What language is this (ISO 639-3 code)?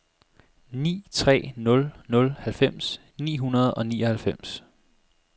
dan